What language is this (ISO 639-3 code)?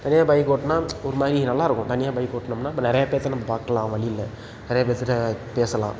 tam